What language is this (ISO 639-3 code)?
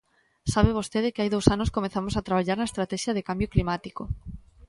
glg